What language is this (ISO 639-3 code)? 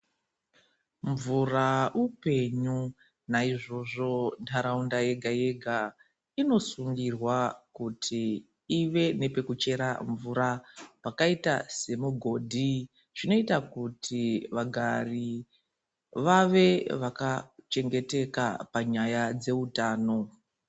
ndc